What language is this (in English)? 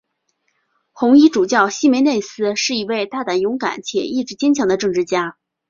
Chinese